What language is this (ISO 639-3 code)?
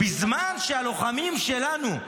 heb